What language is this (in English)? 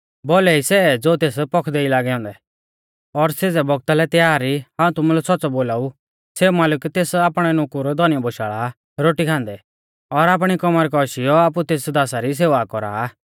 Mahasu Pahari